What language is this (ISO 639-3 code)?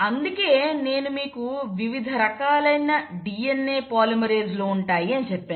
tel